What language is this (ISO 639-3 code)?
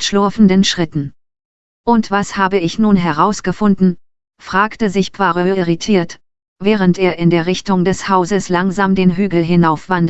deu